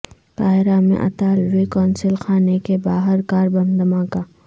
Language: Urdu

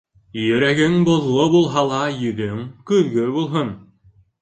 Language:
Bashkir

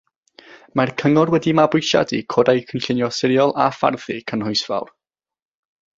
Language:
Welsh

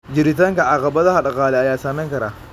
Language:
Somali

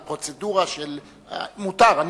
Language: Hebrew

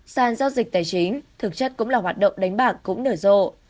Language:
Vietnamese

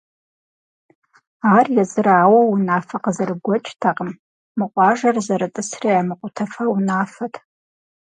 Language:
Kabardian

